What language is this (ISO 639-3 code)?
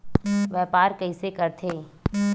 hne